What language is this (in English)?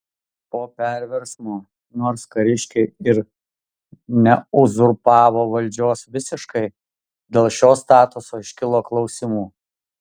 Lithuanian